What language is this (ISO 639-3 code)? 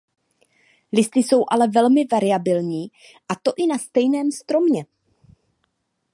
ces